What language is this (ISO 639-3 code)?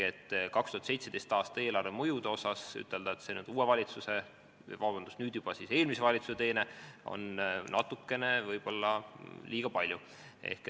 est